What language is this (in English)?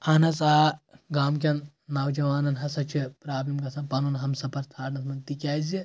Kashmiri